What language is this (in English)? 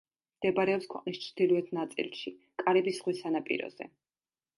Georgian